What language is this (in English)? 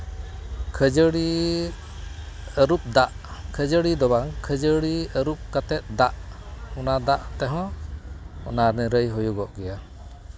Santali